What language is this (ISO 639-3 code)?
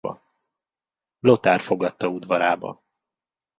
hun